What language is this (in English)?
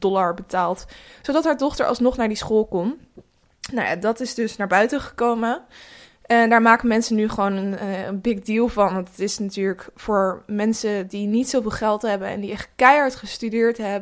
Dutch